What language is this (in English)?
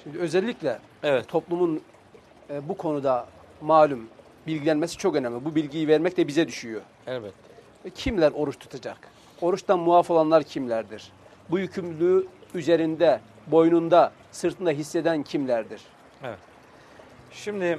Turkish